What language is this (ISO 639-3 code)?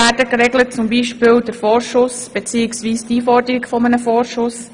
gsw